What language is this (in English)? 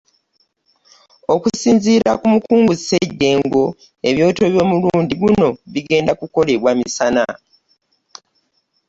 Ganda